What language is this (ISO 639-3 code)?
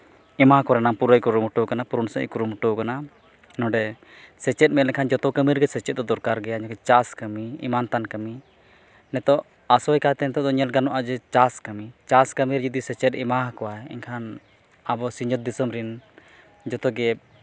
sat